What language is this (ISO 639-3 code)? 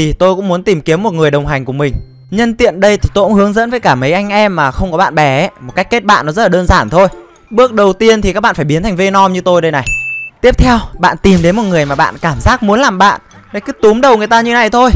vie